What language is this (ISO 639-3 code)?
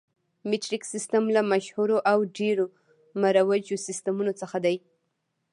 pus